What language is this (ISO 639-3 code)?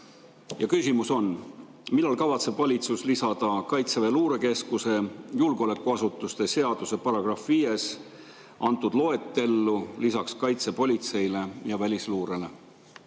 est